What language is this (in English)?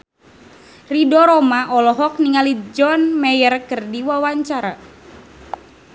Sundanese